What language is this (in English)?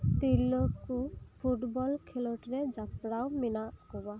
Santali